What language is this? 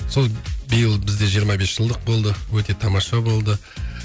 Kazakh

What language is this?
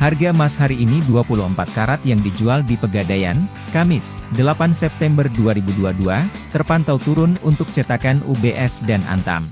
Indonesian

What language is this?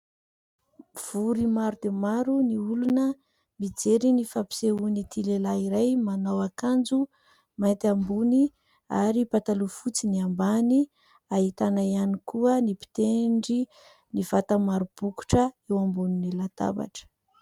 Malagasy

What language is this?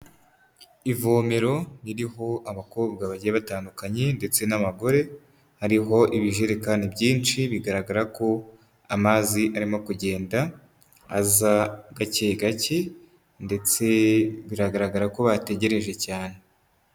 Kinyarwanda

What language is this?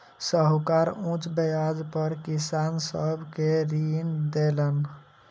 Maithili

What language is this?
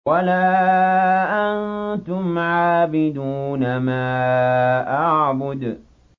Arabic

